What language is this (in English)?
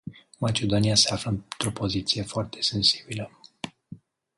Romanian